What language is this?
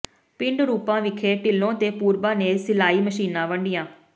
Punjabi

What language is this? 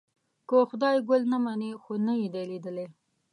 Pashto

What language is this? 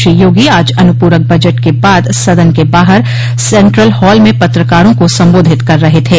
Hindi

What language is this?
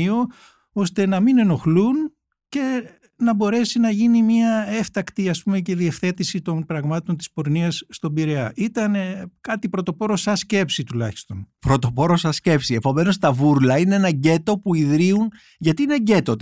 Greek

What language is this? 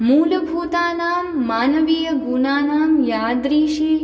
Sanskrit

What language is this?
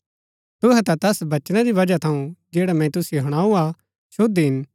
Gaddi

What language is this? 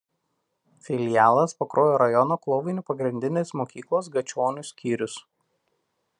Lithuanian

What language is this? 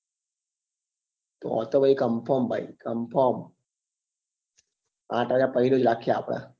Gujarati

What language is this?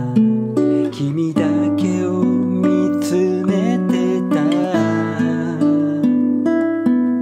Vietnamese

